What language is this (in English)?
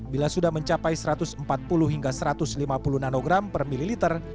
Indonesian